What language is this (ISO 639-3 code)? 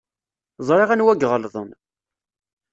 kab